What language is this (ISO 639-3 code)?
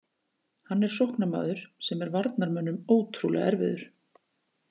isl